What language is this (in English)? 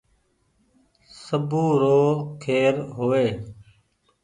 Goaria